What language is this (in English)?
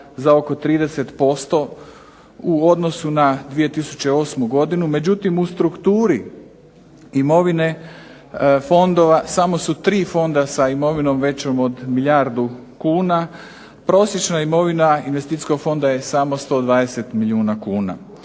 Croatian